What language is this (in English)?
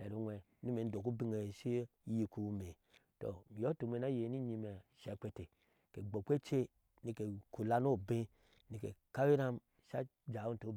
Ashe